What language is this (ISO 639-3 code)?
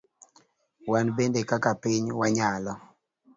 luo